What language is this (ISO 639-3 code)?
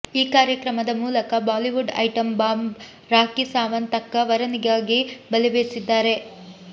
kan